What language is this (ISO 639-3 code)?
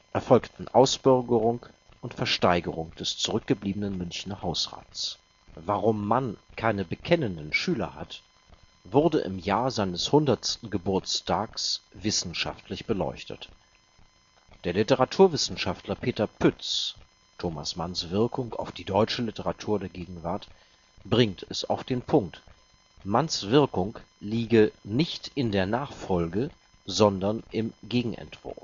deu